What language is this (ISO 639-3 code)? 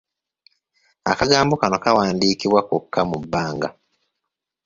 lug